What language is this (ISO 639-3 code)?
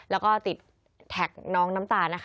tha